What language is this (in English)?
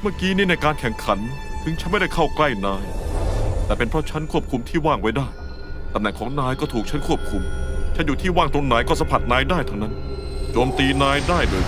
Thai